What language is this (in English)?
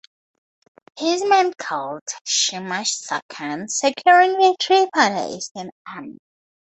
English